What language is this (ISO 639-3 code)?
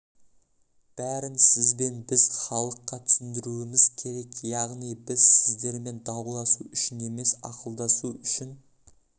kaz